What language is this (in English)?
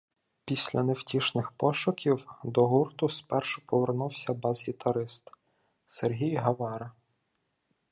Ukrainian